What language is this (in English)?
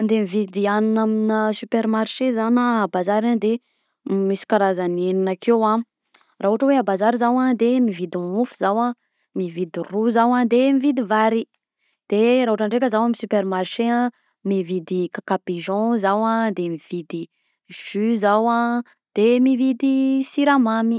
Southern Betsimisaraka Malagasy